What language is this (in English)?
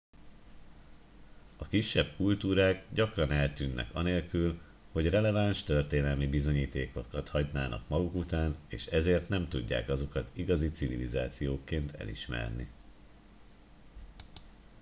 Hungarian